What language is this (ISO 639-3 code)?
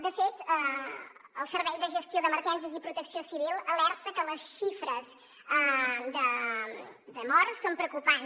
cat